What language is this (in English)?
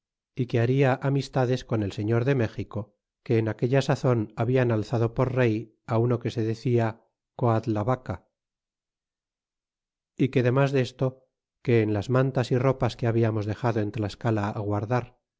Spanish